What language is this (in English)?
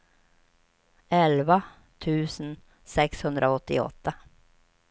Swedish